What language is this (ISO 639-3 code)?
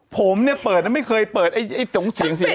tha